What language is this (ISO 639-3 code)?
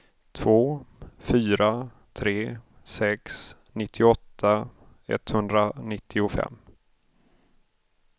swe